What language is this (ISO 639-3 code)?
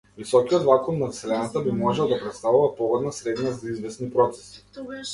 mkd